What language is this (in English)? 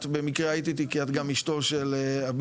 Hebrew